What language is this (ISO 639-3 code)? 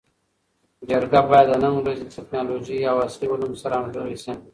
pus